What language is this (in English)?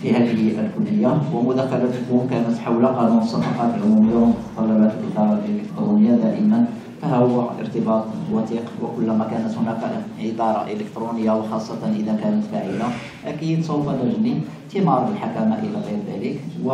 Arabic